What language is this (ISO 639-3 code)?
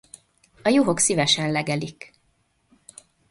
hun